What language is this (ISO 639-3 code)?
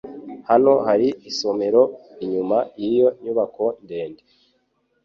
kin